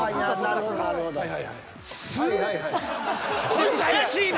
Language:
Japanese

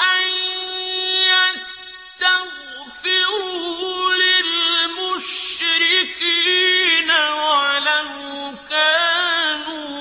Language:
Arabic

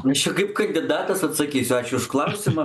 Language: Lithuanian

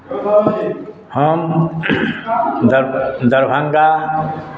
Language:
Maithili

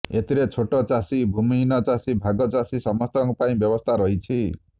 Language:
Odia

